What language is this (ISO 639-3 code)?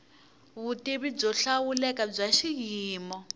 tso